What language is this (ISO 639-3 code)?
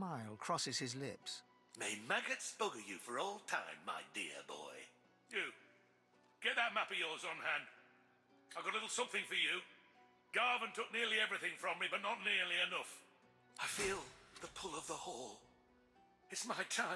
pol